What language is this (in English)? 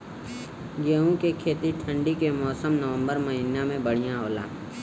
Bhojpuri